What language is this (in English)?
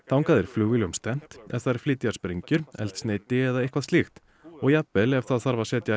Icelandic